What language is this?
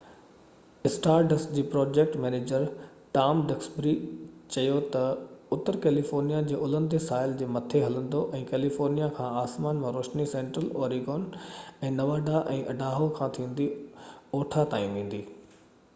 Sindhi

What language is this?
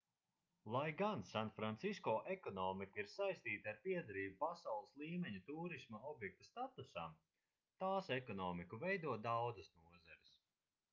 Latvian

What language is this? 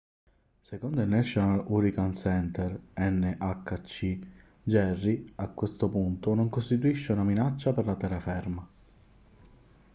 Italian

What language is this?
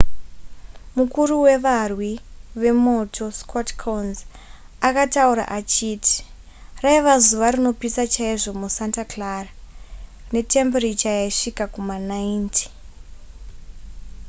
Shona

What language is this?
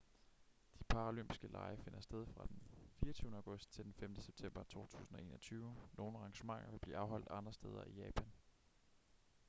Danish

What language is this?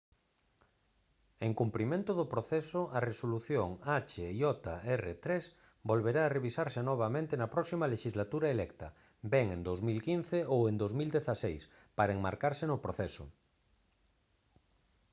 Galician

